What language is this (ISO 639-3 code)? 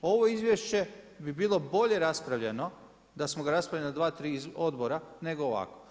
hrv